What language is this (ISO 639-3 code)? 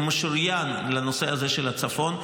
heb